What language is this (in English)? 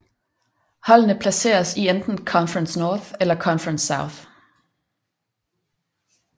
Danish